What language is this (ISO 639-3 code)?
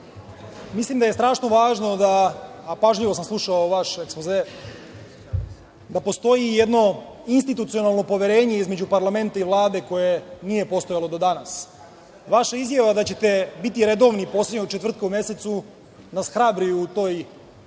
srp